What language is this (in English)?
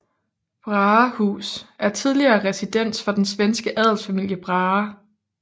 Danish